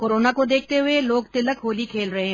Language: Hindi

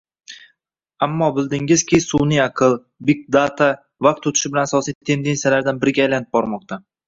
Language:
Uzbek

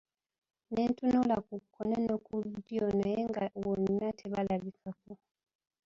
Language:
Ganda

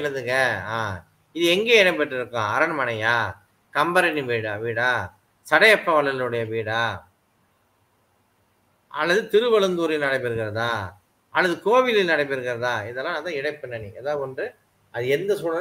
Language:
Malay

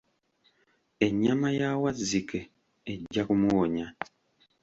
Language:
Ganda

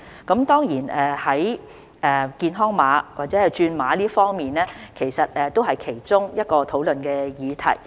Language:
Cantonese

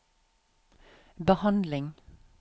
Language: Norwegian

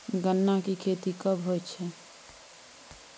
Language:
Maithili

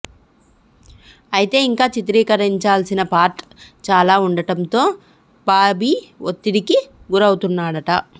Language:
Telugu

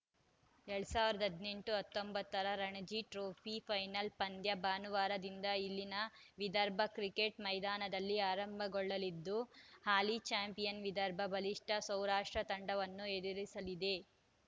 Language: Kannada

